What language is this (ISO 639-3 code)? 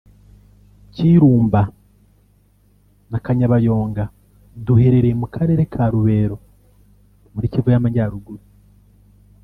kin